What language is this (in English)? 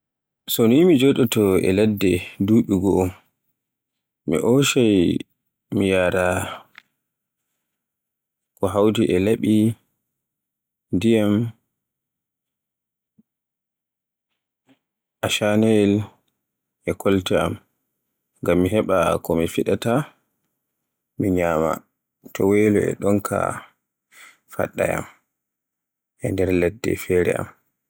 Borgu Fulfulde